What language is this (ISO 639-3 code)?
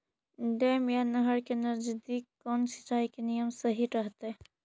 mag